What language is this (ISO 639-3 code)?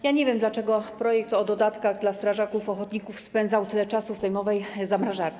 pol